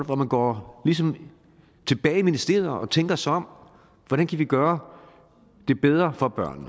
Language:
Danish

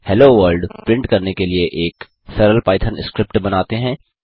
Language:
Hindi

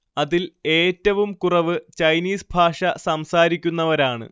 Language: Malayalam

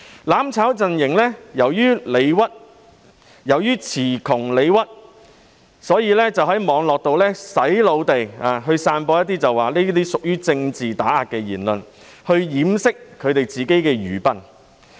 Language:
Cantonese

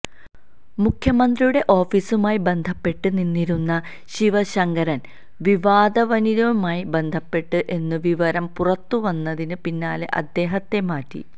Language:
Malayalam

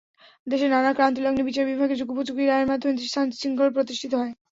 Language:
Bangla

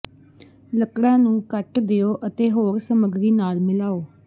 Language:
Punjabi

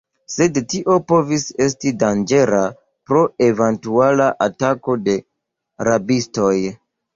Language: Esperanto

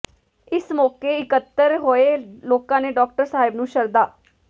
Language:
Punjabi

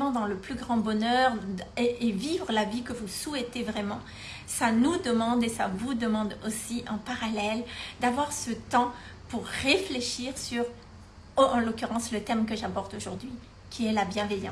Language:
French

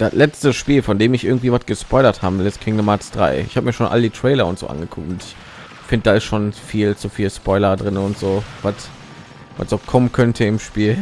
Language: German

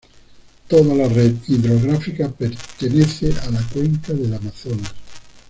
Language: Spanish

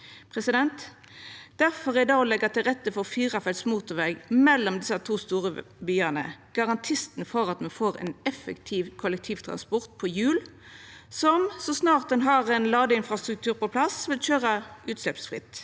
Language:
Norwegian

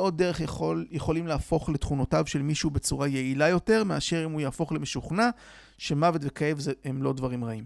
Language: Hebrew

